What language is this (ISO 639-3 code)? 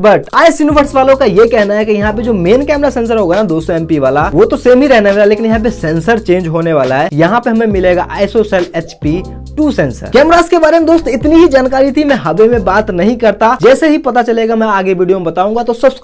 hin